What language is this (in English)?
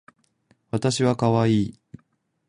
Japanese